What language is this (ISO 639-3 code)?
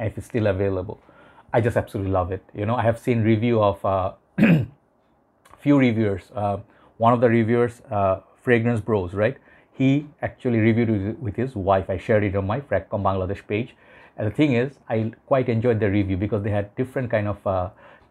eng